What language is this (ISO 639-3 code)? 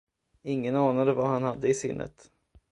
swe